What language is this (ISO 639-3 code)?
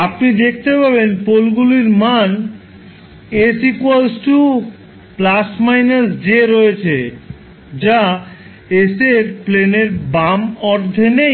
ben